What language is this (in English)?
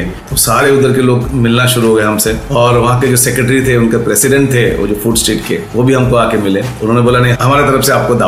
Hindi